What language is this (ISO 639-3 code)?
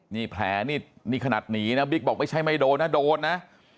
tha